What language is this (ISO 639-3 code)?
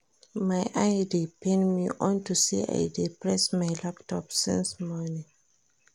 pcm